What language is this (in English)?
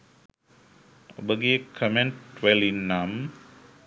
Sinhala